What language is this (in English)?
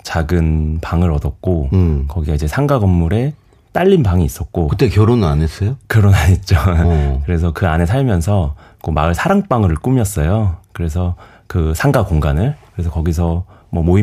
Korean